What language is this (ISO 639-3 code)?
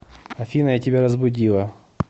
rus